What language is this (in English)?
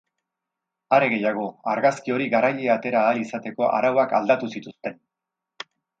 Basque